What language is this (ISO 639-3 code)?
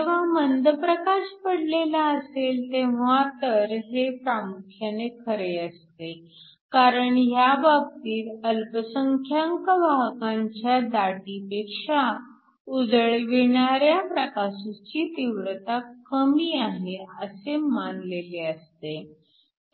mar